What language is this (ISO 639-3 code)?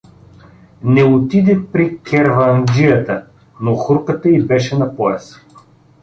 bul